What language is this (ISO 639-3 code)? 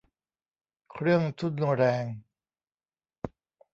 tha